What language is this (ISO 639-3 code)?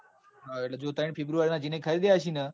guj